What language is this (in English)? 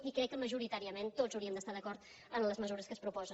Catalan